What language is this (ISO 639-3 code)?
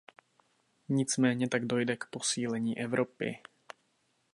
ces